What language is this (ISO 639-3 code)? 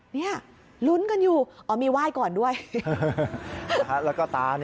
tha